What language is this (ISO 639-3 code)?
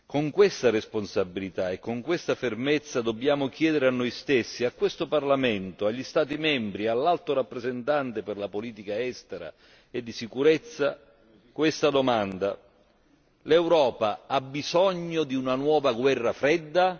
ita